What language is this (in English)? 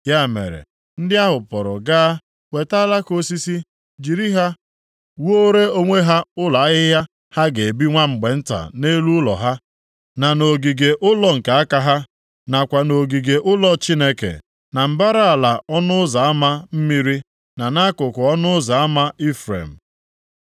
Igbo